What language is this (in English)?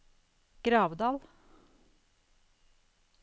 Norwegian